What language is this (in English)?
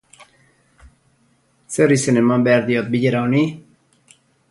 Basque